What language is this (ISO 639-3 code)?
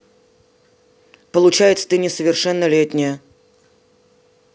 rus